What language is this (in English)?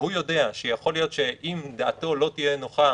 Hebrew